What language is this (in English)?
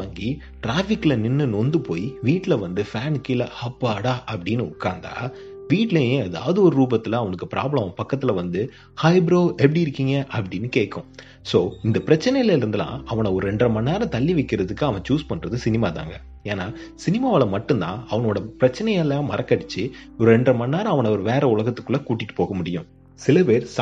Tamil